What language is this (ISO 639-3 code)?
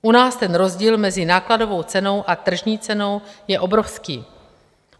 ces